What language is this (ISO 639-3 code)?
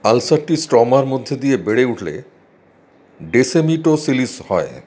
ben